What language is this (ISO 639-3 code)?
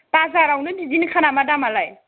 brx